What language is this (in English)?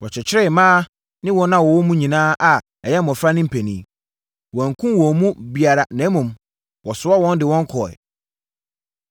Akan